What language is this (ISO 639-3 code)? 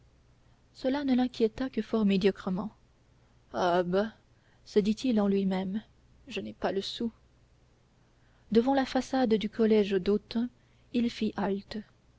fra